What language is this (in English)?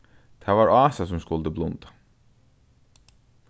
Faroese